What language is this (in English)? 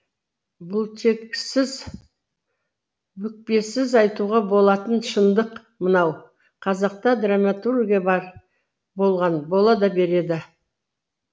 Kazakh